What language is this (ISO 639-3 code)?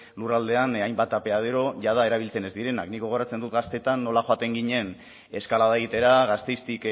eus